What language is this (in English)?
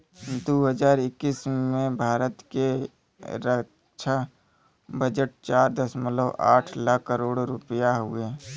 Bhojpuri